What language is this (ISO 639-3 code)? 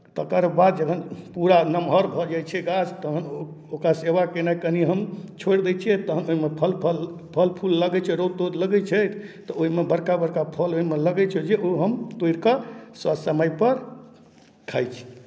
mai